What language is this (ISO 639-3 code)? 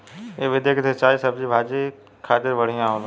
bho